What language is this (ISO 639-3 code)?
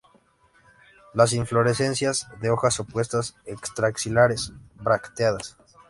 spa